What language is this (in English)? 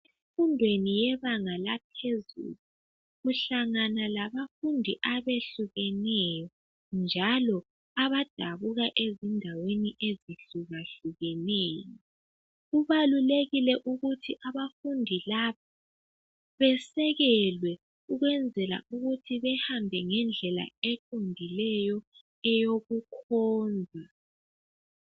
North Ndebele